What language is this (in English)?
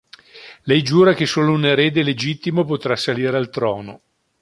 Italian